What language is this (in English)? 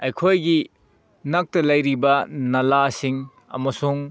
Manipuri